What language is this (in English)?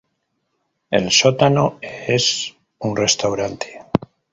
Spanish